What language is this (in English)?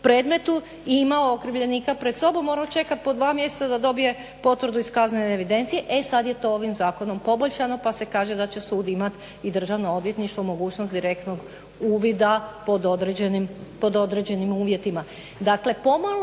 Croatian